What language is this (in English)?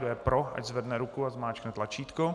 Czech